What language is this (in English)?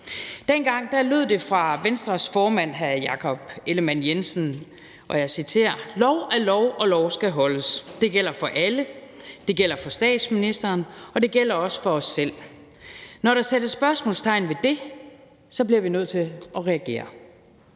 Danish